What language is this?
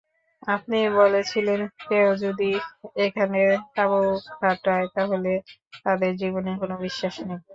Bangla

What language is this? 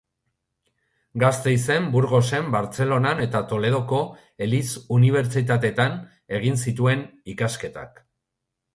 Basque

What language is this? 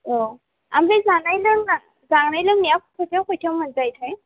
Bodo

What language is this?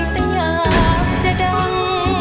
Thai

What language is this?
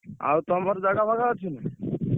Odia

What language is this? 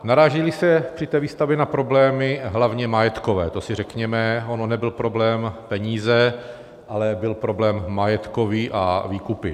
Czech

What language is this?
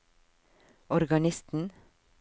Norwegian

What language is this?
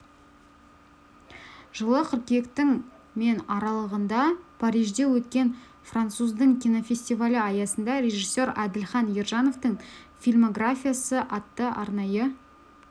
Kazakh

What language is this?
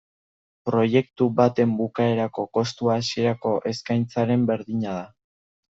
Basque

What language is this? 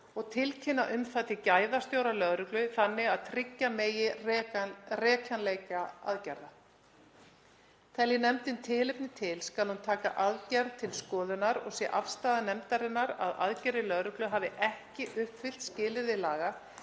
Icelandic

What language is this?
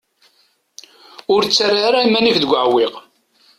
Kabyle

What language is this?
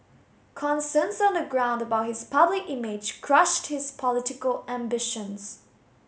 English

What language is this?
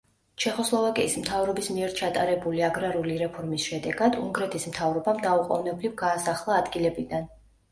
Georgian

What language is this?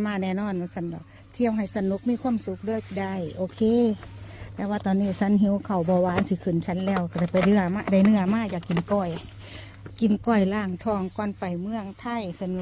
Thai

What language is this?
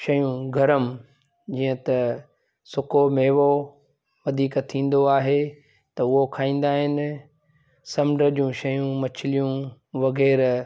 Sindhi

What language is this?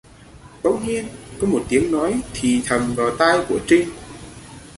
Vietnamese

